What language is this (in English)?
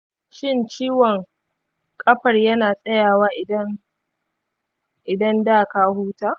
Hausa